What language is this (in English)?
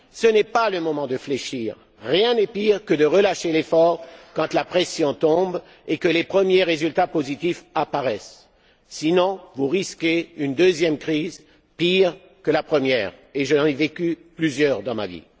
French